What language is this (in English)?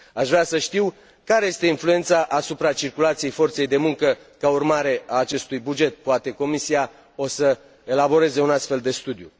Romanian